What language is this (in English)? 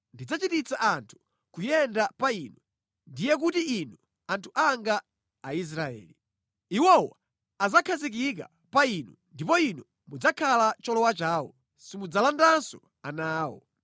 Nyanja